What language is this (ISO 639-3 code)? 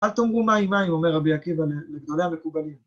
heb